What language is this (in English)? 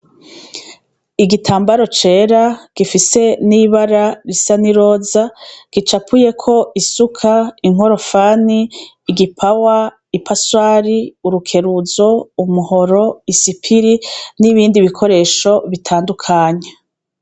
Rundi